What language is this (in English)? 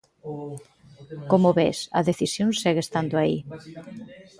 Galician